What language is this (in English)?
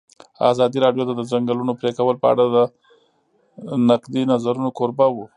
Pashto